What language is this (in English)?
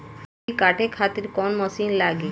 Bhojpuri